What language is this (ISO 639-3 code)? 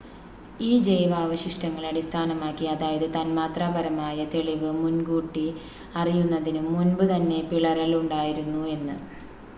mal